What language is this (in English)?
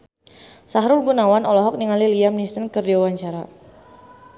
Sundanese